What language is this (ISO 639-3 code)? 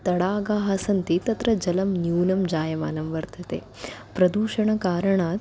san